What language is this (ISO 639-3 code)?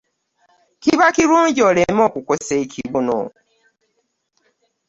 lug